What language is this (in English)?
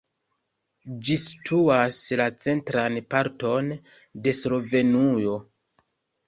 Esperanto